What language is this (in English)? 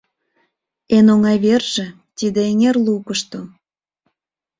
Mari